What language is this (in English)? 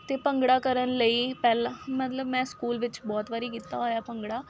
Punjabi